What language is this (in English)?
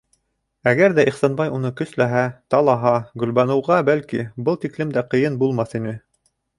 Bashkir